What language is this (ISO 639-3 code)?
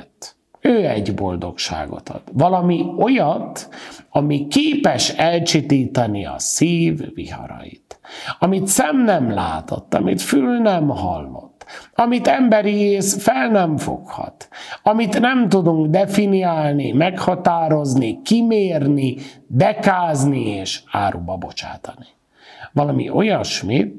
hun